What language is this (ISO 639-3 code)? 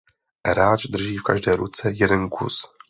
ces